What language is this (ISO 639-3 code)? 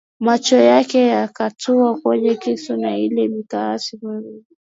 swa